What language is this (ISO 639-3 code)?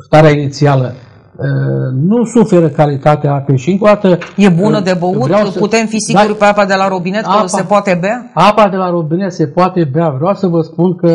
ron